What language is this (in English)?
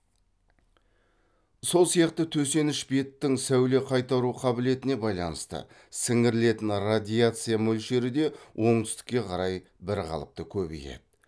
Kazakh